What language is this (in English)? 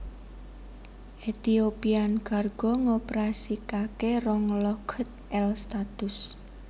Javanese